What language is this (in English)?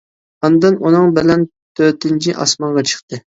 Uyghur